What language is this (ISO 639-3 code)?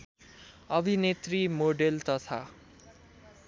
nep